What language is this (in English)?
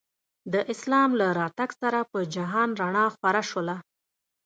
Pashto